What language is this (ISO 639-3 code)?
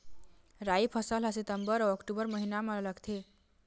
hne